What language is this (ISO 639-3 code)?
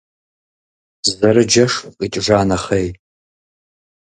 kbd